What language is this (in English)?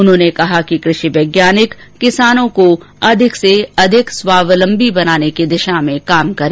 Hindi